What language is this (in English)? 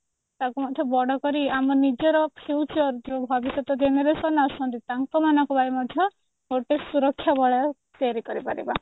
Odia